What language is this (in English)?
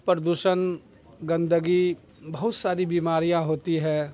Urdu